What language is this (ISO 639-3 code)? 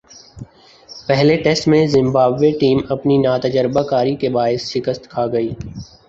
urd